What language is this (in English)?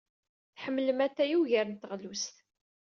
Kabyle